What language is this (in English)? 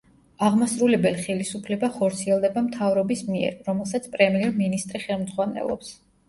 Georgian